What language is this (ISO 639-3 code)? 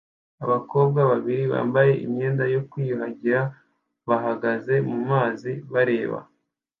kin